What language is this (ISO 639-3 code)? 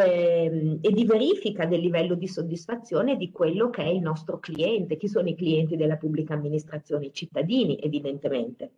ita